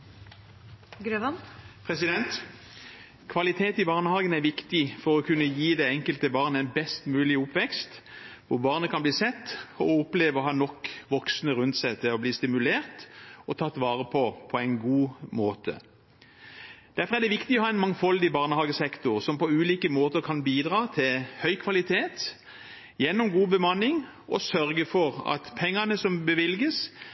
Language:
Norwegian Bokmål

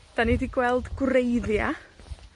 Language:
Welsh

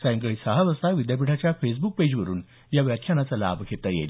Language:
Marathi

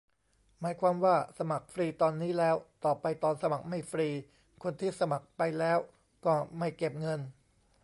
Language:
Thai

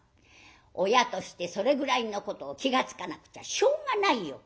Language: Japanese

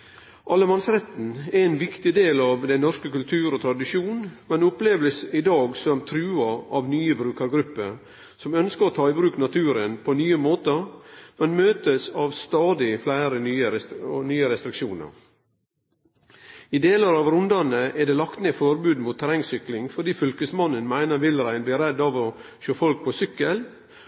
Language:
Norwegian Nynorsk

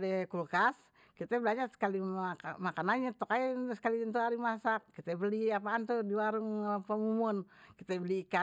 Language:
Betawi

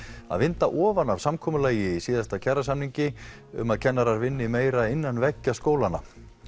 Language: Icelandic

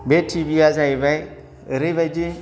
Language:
Bodo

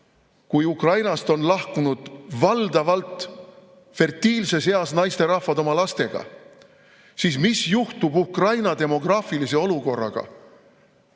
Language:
Estonian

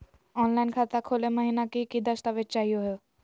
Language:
Magahi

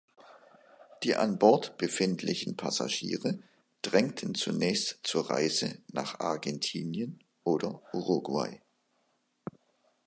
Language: German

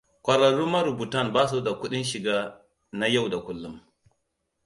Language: Hausa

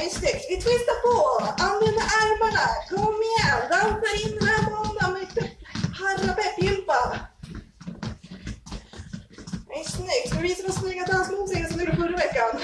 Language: Swedish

